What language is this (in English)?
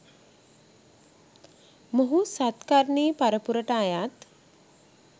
Sinhala